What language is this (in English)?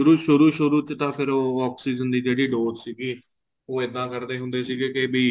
Punjabi